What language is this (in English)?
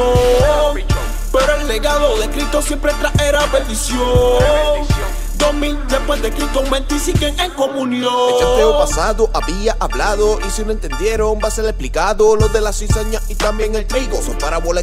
Spanish